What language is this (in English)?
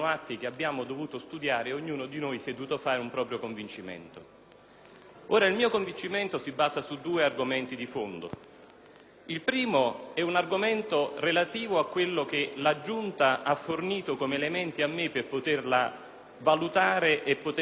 Italian